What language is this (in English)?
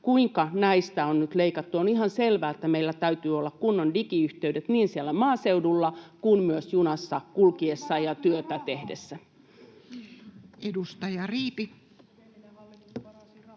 Finnish